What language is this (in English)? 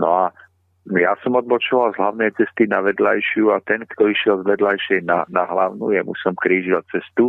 Slovak